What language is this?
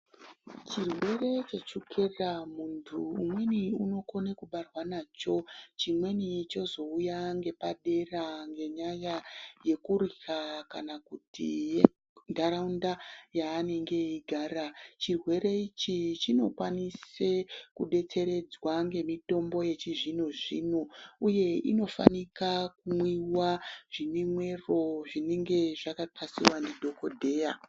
Ndau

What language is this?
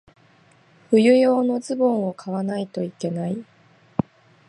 Japanese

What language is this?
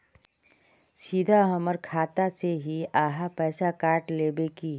Magahi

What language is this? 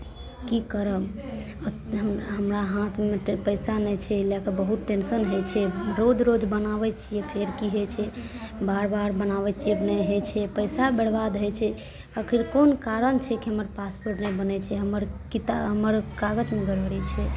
Maithili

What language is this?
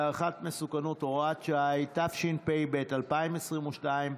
Hebrew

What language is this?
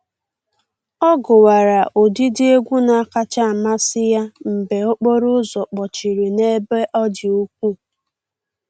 Igbo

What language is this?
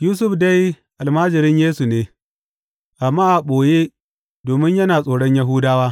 Hausa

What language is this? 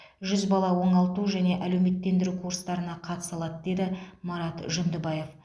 Kazakh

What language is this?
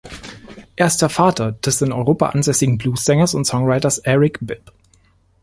German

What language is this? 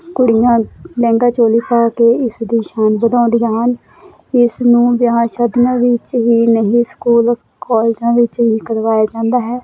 Punjabi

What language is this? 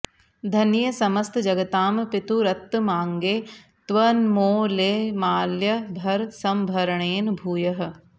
Sanskrit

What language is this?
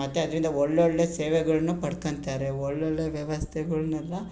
Kannada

